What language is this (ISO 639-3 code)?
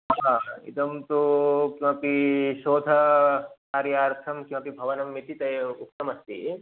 san